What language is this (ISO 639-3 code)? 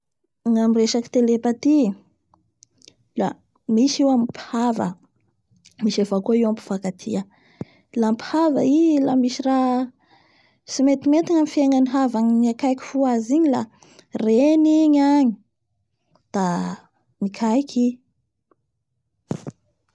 bhr